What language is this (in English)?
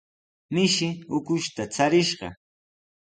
Sihuas Ancash Quechua